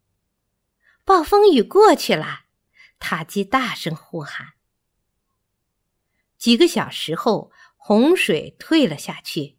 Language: Chinese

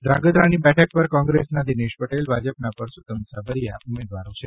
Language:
Gujarati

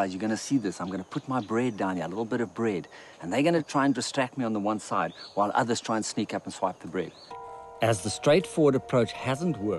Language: English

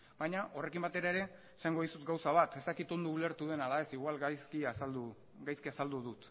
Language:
Basque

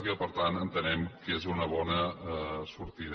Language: Catalan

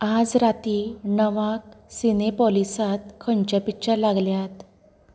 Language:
Konkani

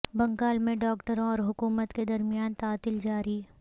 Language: Urdu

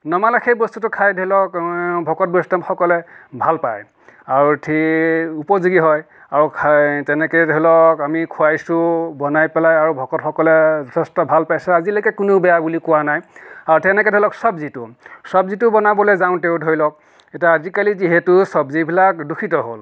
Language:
Assamese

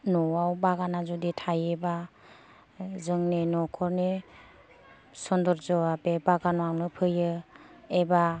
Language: Bodo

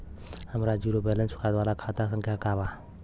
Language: Bhojpuri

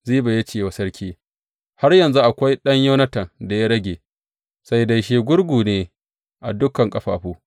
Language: Hausa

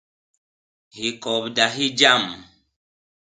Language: Basaa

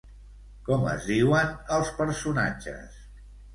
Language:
Catalan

